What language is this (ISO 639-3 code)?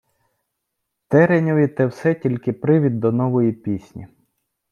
ukr